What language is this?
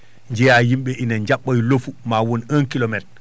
Fula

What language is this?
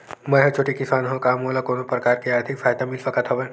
Chhattisgarhi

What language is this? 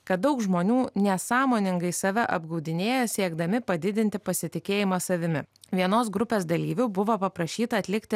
Lithuanian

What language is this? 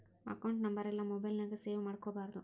Kannada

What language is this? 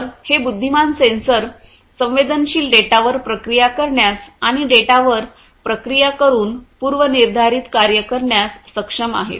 Marathi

